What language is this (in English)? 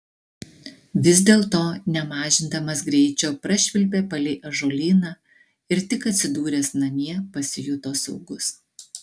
Lithuanian